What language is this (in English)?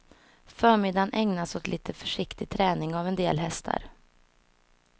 Swedish